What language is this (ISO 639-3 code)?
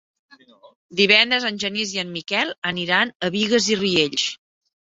cat